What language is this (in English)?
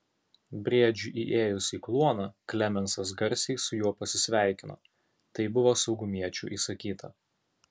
Lithuanian